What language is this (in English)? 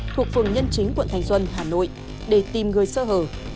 Vietnamese